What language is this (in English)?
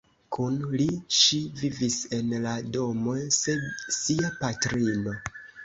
Esperanto